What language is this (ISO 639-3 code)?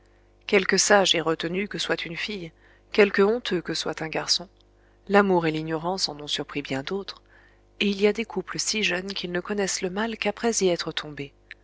fra